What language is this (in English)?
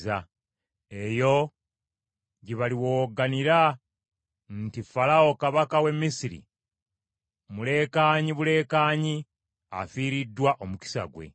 Ganda